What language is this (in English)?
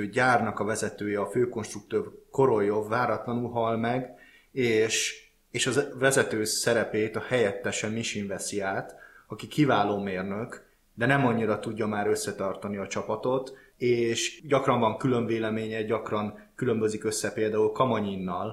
Hungarian